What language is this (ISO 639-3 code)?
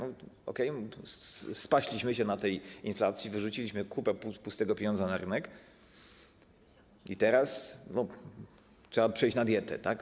pol